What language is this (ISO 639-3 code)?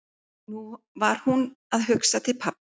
isl